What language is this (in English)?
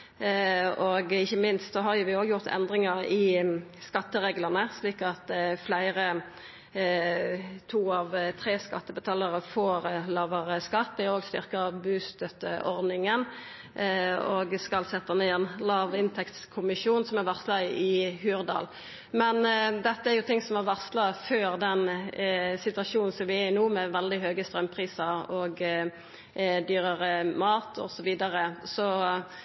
Norwegian Nynorsk